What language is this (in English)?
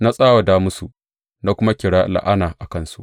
Hausa